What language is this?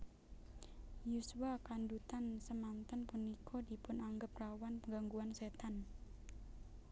Javanese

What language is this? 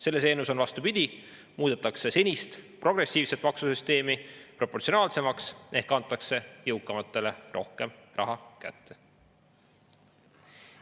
Estonian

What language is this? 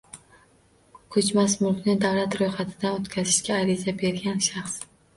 Uzbek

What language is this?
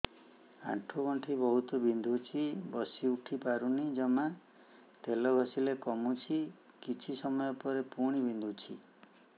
Odia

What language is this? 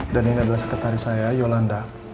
Indonesian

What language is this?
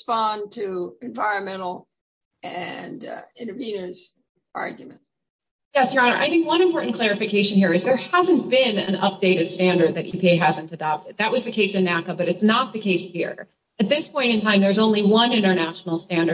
English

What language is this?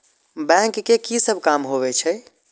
Maithili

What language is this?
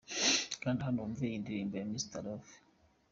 Kinyarwanda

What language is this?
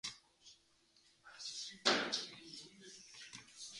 Mongolian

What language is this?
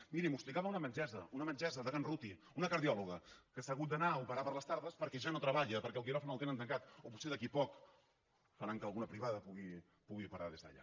Catalan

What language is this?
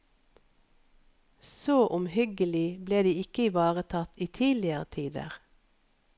Norwegian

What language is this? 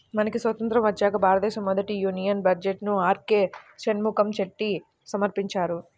Telugu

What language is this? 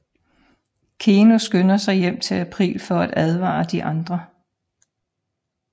Danish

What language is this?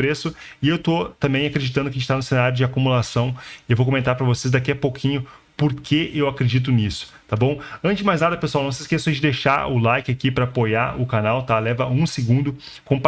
Portuguese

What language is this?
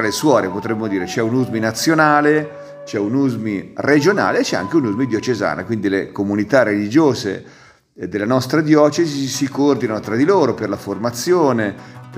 Italian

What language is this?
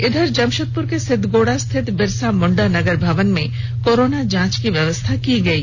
Hindi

